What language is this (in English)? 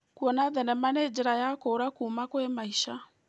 Kikuyu